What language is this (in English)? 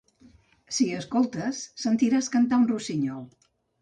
Catalan